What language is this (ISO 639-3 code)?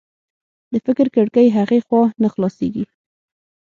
pus